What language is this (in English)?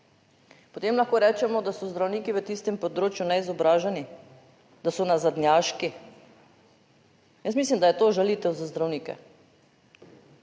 Slovenian